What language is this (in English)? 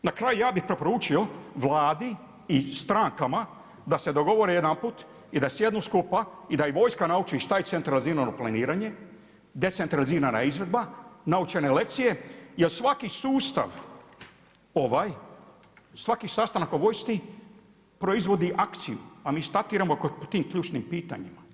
Croatian